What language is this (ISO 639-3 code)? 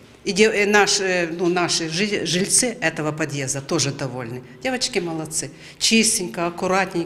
ukr